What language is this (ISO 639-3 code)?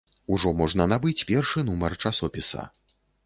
bel